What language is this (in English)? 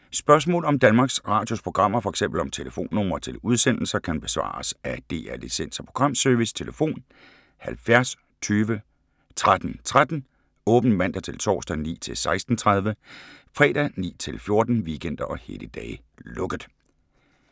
Danish